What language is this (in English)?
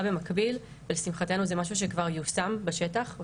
Hebrew